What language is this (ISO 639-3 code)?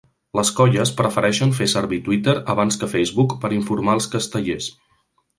cat